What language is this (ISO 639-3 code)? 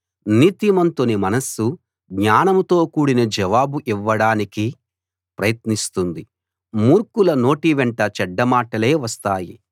tel